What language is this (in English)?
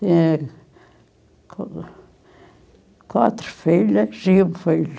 Portuguese